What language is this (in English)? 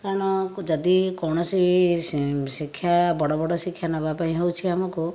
Odia